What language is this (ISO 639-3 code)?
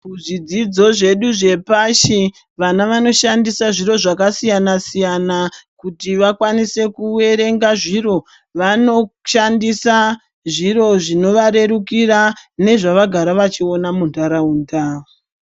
ndc